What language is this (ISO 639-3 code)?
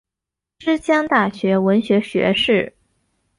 zho